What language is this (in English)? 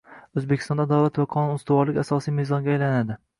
Uzbek